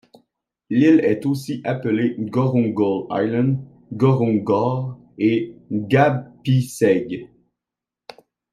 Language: French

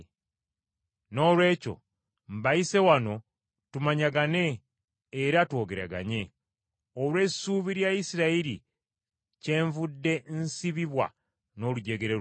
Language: Ganda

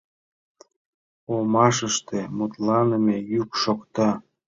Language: Mari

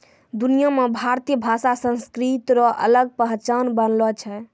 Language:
Maithili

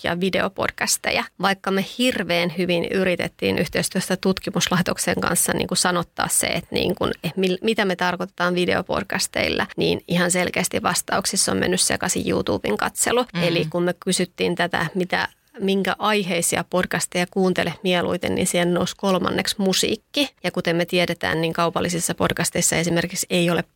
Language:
Finnish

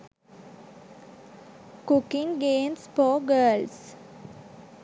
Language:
Sinhala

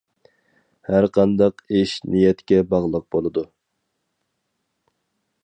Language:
Uyghur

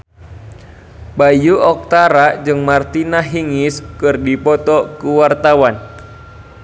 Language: Sundanese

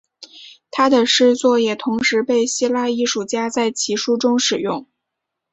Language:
Chinese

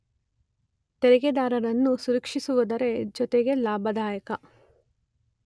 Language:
Kannada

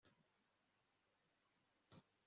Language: Kinyarwanda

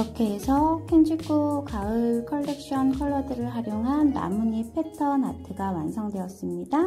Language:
Korean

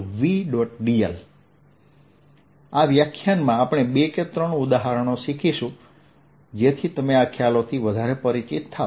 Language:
Gujarati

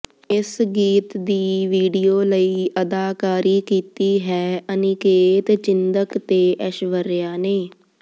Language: Punjabi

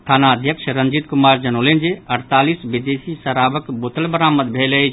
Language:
Maithili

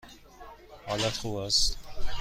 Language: Persian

